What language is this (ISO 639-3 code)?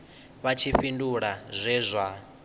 ven